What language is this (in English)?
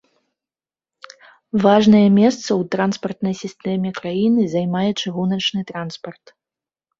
Belarusian